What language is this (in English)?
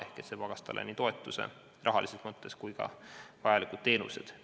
Estonian